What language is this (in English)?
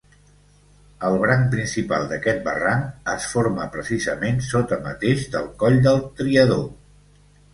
Catalan